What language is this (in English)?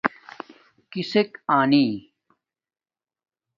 Domaaki